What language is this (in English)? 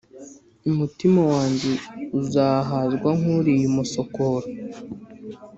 Kinyarwanda